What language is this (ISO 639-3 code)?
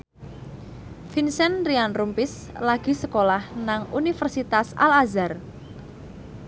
jav